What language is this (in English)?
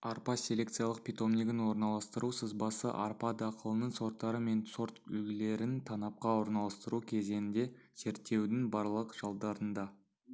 Kazakh